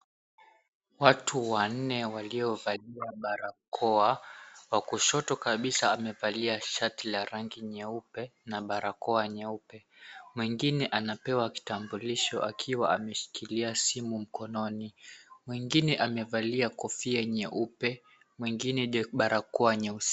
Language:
Swahili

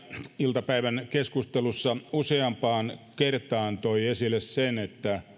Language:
Finnish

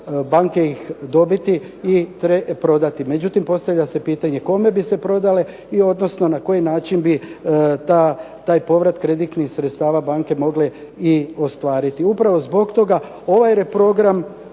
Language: Croatian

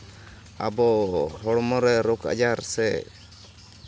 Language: Santali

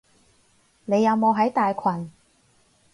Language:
Cantonese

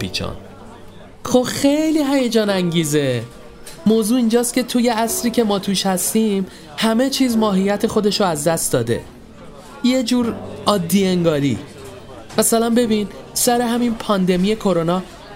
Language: Persian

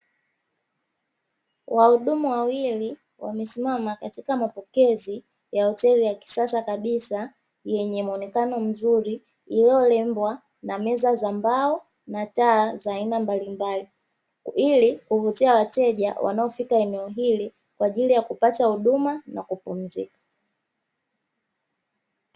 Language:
Swahili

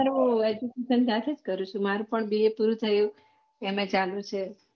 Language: Gujarati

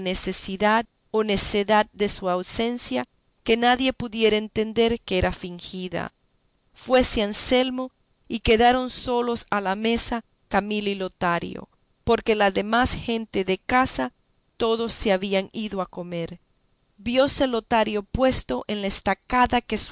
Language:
Spanish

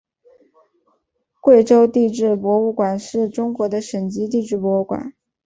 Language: Chinese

